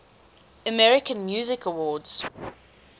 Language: English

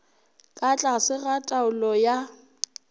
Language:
Northern Sotho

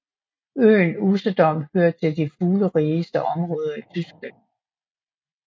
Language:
Danish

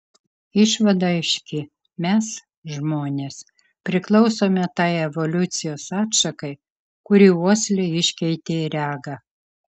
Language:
Lithuanian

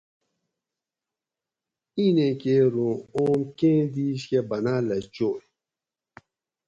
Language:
Gawri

